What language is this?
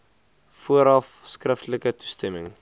Afrikaans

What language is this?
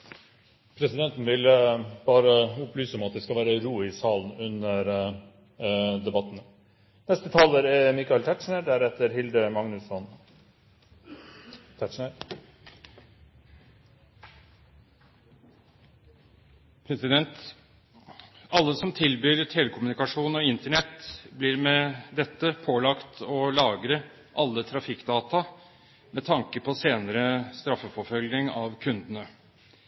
Norwegian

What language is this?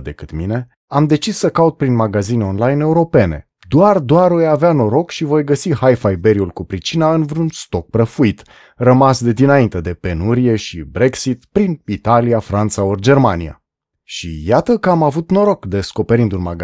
Romanian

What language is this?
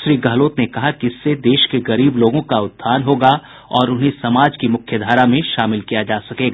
Hindi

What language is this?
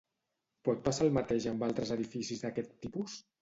Catalan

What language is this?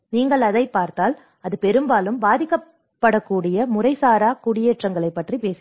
Tamil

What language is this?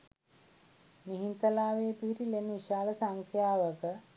Sinhala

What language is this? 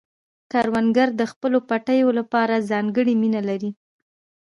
Pashto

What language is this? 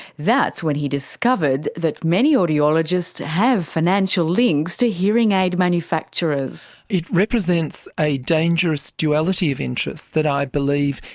English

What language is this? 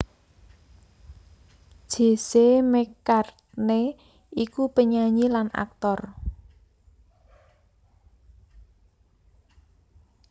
Javanese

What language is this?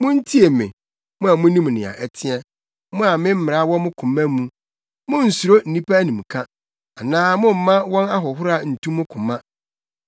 Akan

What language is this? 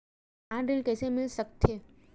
Chhattisgarhi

